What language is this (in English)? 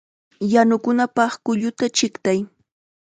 Chiquián Ancash Quechua